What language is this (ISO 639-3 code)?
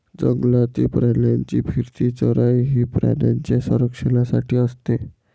mar